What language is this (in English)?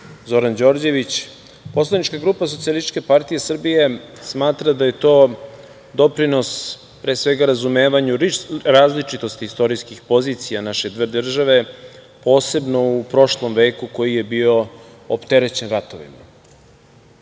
Serbian